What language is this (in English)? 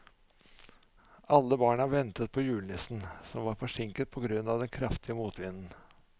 Norwegian